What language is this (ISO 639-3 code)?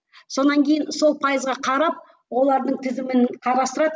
kaz